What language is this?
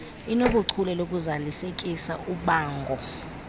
Xhosa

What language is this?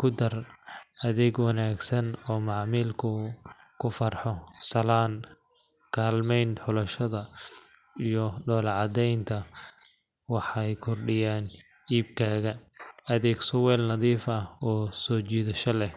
Somali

